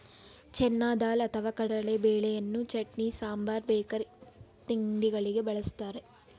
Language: Kannada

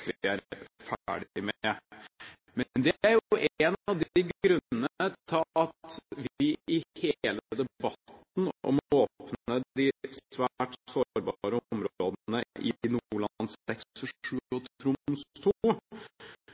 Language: Norwegian Bokmål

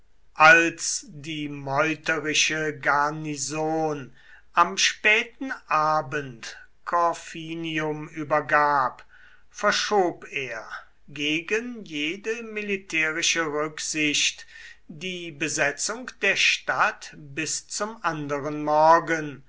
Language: German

